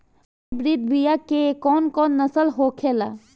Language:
Bhojpuri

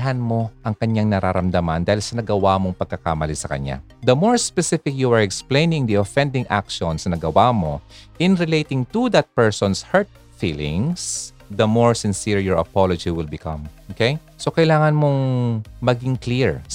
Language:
Filipino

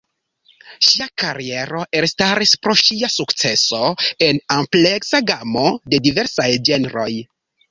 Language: Esperanto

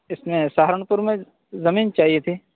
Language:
Urdu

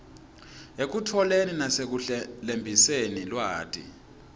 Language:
Swati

